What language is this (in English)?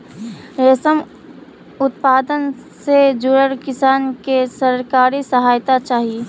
Magahi